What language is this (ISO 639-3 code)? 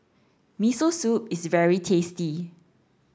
eng